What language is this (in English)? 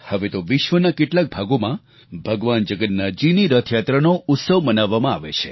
Gujarati